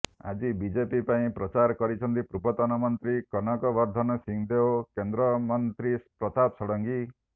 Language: Odia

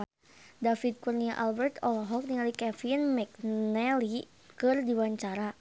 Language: Sundanese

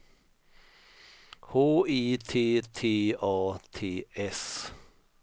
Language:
Swedish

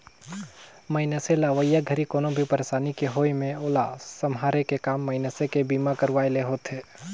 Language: Chhattisgarhi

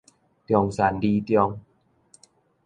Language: Min Nan Chinese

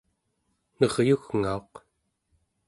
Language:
Central Yupik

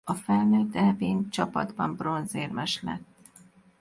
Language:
Hungarian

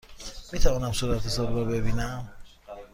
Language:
Persian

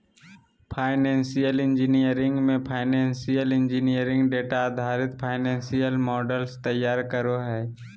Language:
Magahi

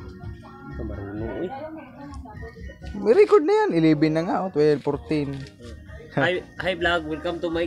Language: Indonesian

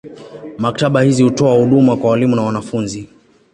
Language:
Swahili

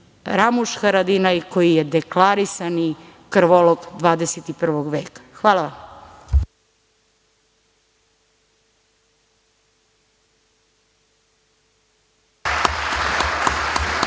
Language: Serbian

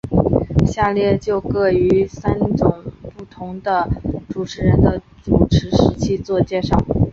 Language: Chinese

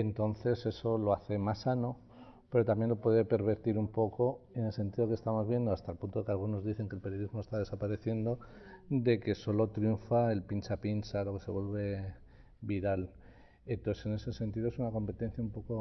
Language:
Spanish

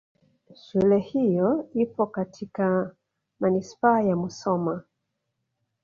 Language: Swahili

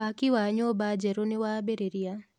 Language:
Kikuyu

